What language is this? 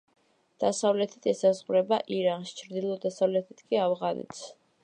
Georgian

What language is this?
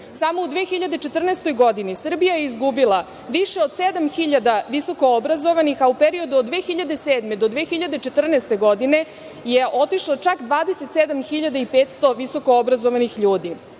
Serbian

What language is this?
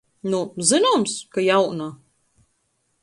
Latgalian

